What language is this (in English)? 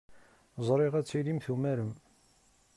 Kabyle